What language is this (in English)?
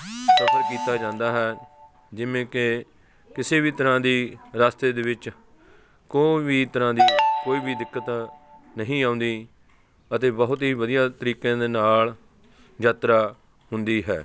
Punjabi